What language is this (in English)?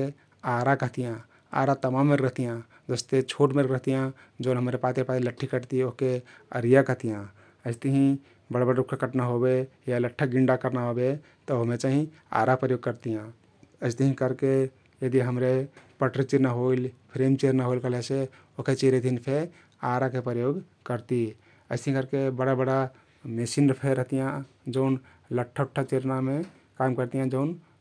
Kathoriya Tharu